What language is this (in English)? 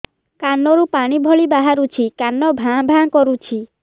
Odia